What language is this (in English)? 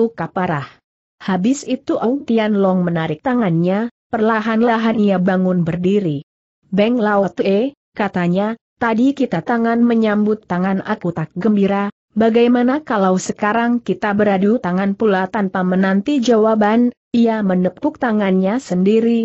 Indonesian